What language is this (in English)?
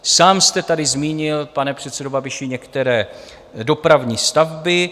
Czech